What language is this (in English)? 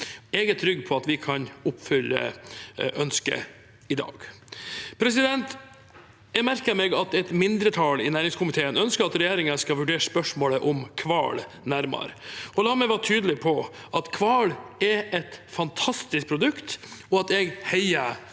Norwegian